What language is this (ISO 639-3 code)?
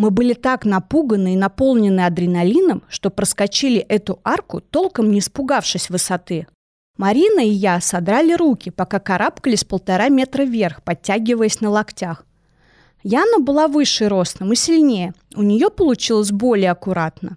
rus